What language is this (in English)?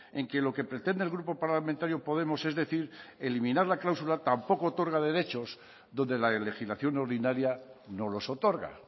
Spanish